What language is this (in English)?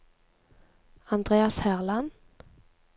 Norwegian